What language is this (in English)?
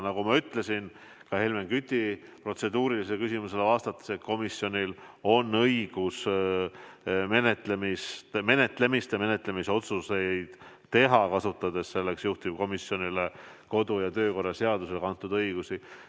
Estonian